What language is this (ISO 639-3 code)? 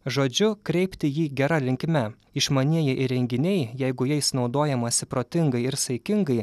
lit